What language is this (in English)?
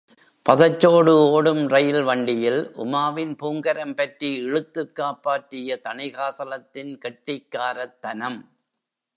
Tamil